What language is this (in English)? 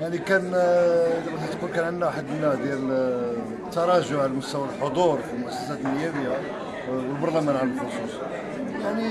Arabic